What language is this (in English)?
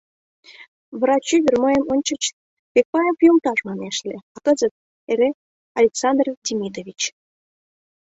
Mari